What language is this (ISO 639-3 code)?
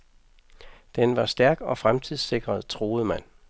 dan